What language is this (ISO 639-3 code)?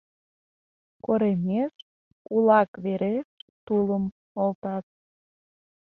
chm